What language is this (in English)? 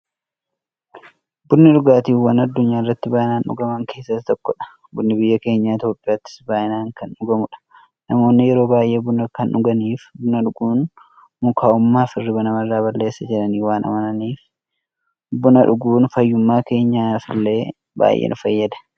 Oromo